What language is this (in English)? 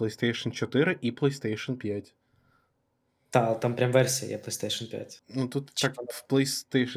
Ukrainian